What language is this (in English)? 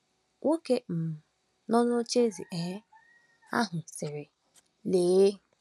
Igbo